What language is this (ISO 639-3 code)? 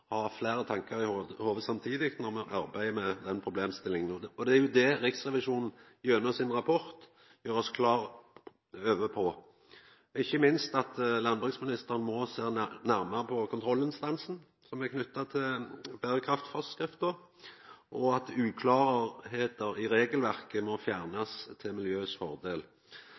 nno